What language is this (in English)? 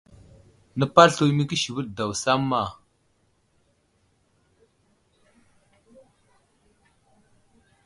Wuzlam